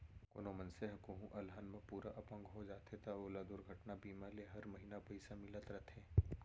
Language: Chhattisgarhi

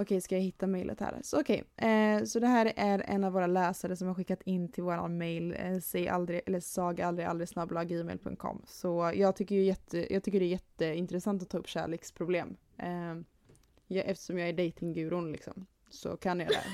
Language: Swedish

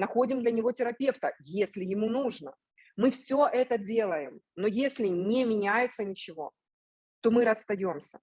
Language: Russian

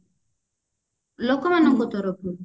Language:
Odia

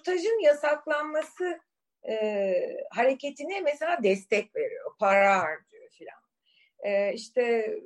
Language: Turkish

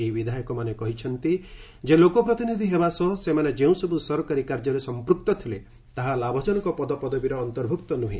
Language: Odia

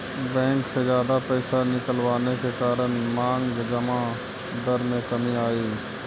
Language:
Magahi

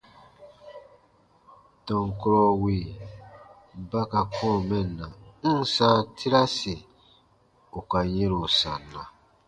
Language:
Baatonum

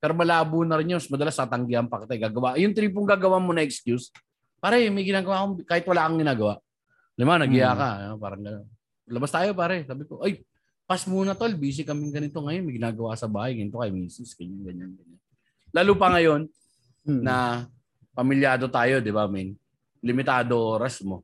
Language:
Filipino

